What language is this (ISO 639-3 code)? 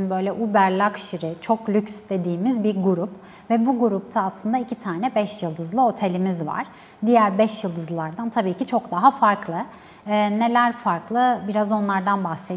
tur